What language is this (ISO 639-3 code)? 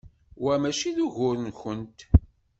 kab